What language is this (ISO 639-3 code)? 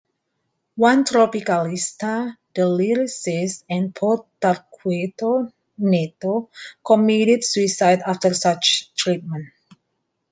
eng